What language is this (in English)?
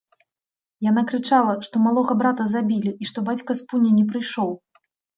Belarusian